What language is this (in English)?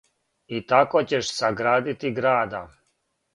Serbian